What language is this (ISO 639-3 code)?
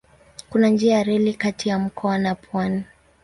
swa